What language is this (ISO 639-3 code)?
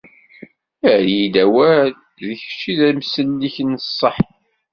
kab